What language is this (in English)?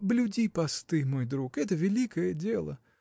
Russian